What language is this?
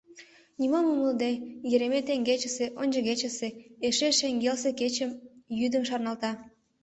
Mari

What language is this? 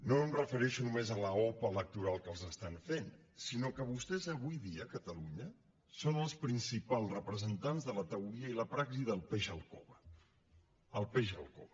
Catalan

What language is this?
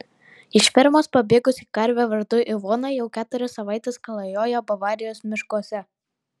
Lithuanian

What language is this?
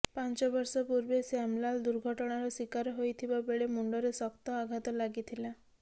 Odia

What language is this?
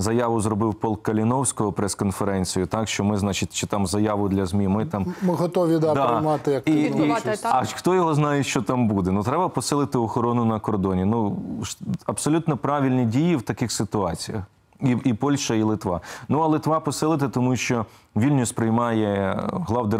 Ukrainian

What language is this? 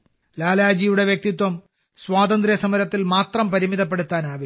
Malayalam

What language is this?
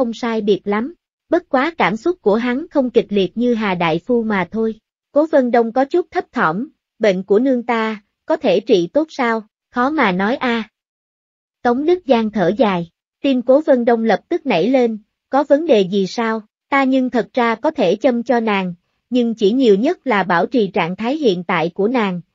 Vietnamese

